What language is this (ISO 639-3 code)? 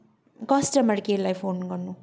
nep